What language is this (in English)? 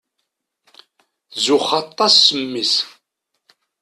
Kabyle